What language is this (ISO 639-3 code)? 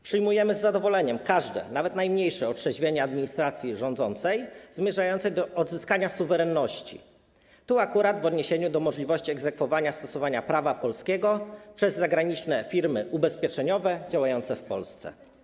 pol